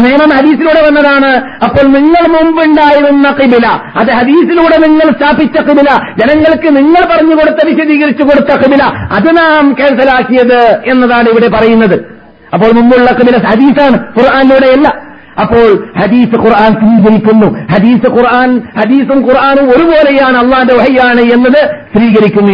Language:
Malayalam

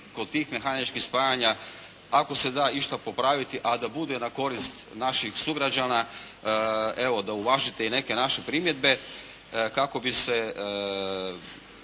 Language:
Croatian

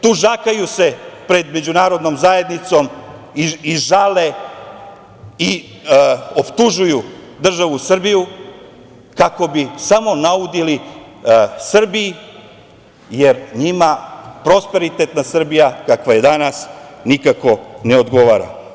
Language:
Serbian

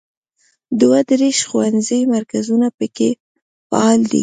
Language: Pashto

